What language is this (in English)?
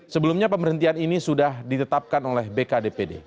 Indonesian